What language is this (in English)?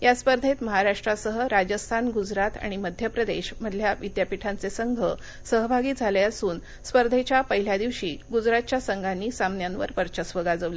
Marathi